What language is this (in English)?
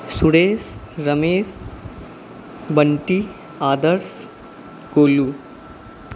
Maithili